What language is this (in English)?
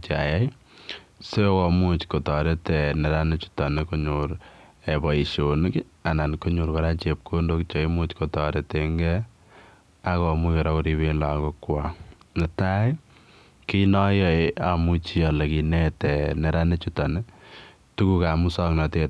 Kalenjin